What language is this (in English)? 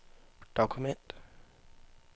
Danish